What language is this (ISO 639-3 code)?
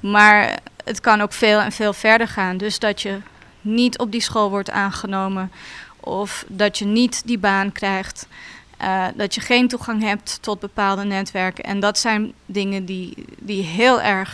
nld